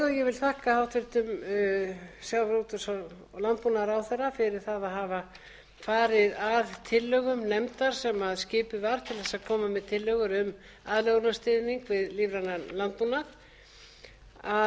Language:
Icelandic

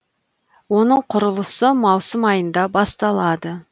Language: Kazakh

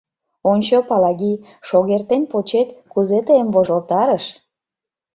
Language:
Mari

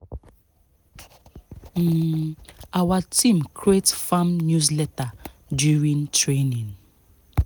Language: Nigerian Pidgin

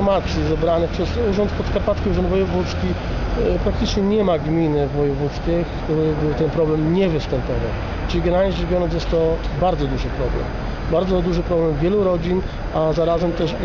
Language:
Polish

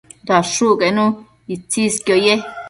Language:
Matsés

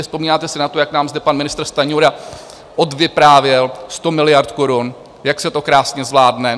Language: Czech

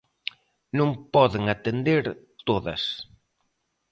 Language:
Galician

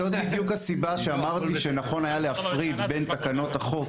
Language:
Hebrew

